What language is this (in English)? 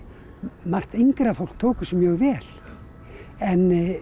Icelandic